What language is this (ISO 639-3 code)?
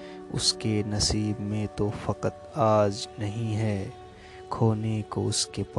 urd